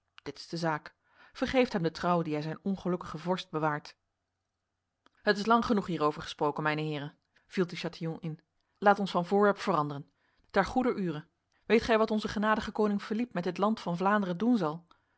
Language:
Dutch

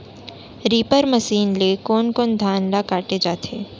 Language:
Chhattisgarhi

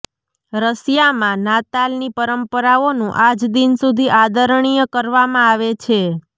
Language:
Gujarati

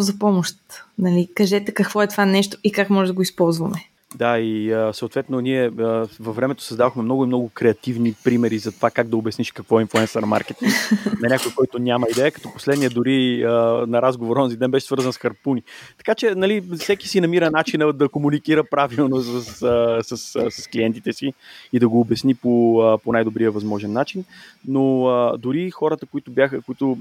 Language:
Bulgarian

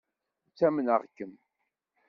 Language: Kabyle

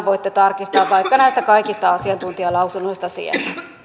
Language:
Finnish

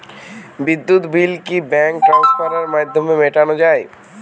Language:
Bangla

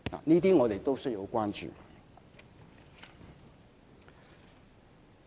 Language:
Cantonese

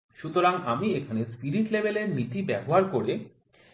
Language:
Bangla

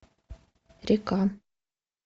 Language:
Russian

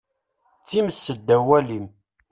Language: Kabyle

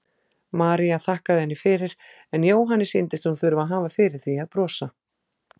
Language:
Icelandic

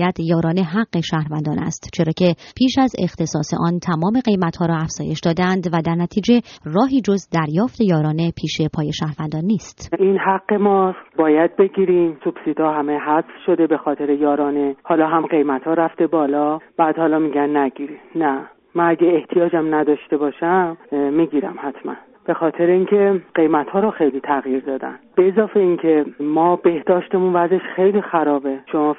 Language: Persian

